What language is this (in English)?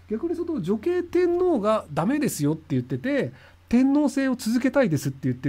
Japanese